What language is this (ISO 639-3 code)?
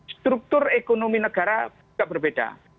ind